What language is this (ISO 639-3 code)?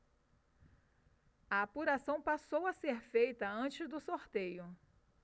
por